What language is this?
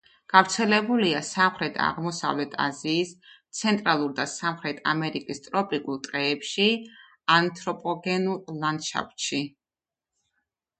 Georgian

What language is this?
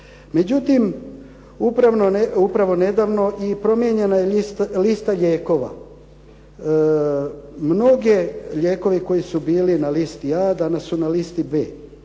Croatian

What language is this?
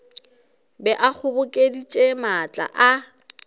Northern Sotho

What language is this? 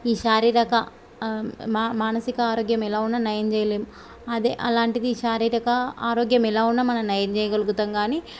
Telugu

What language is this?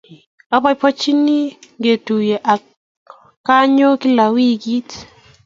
Kalenjin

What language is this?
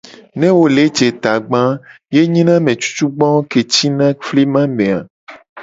Gen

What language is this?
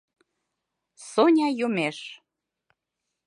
Mari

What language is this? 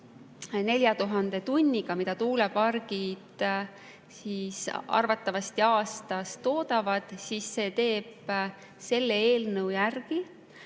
Estonian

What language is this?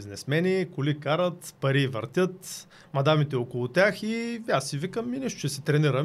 Bulgarian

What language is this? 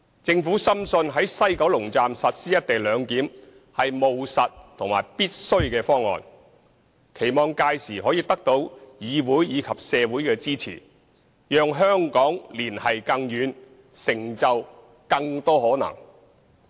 Cantonese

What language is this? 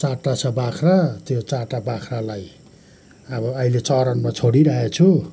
Nepali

